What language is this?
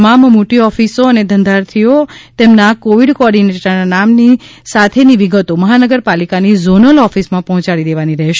Gujarati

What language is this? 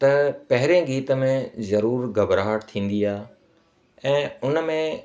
Sindhi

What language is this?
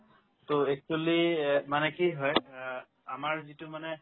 Assamese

